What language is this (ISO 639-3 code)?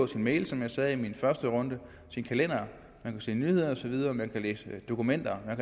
dan